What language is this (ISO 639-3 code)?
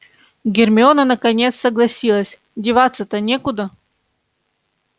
rus